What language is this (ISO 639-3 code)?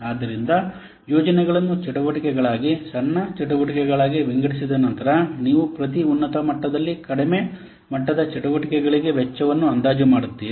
kan